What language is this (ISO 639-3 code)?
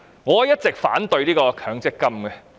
yue